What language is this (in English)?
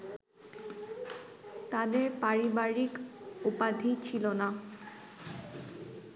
Bangla